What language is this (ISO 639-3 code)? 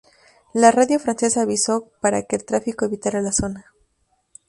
spa